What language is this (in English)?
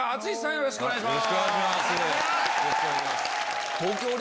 Japanese